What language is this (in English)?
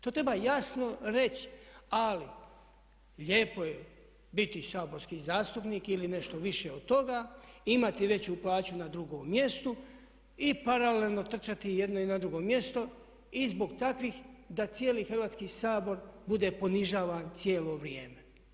Croatian